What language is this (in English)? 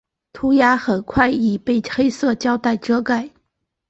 Chinese